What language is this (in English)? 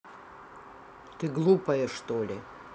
Russian